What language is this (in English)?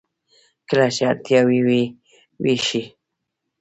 Pashto